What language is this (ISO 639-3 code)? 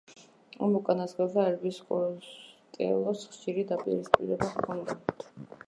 kat